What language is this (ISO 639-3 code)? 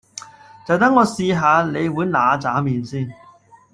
yue